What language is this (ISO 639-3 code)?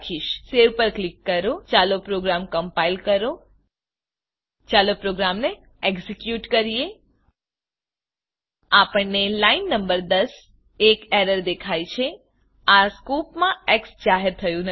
guj